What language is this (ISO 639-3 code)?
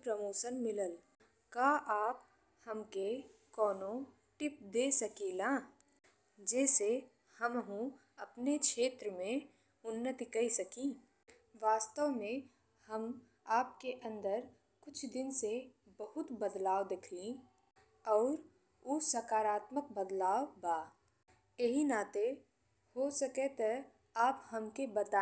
bho